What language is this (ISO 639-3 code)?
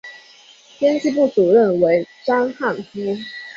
zho